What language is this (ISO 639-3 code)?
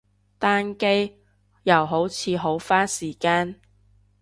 yue